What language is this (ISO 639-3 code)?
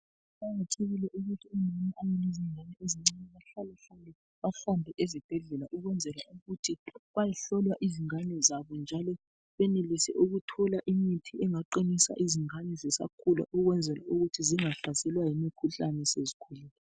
nde